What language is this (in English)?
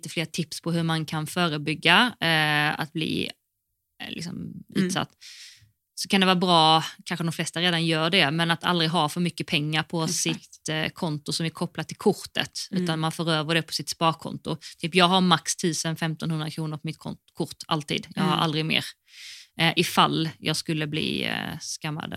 Swedish